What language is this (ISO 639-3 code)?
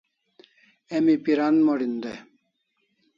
kls